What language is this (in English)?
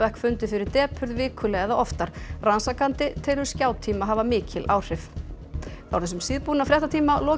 Icelandic